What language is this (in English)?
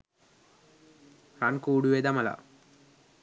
Sinhala